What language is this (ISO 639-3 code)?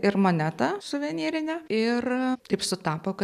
lit